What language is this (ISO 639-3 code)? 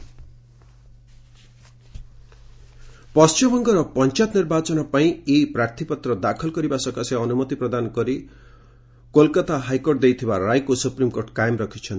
ori